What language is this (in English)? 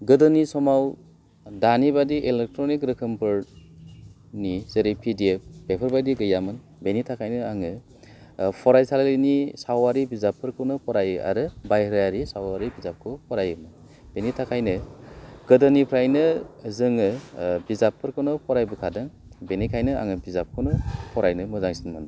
Bodo